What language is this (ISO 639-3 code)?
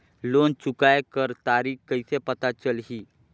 hne